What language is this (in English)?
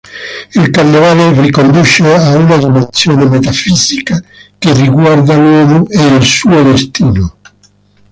Italian